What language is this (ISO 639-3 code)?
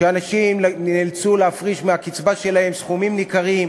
heb